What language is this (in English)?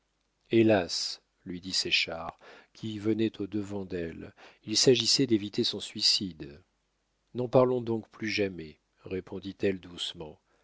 French